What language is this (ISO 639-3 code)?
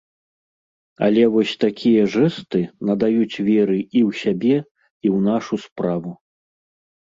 bel